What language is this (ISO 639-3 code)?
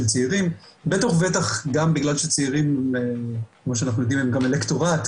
heb